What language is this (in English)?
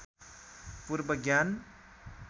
Nepali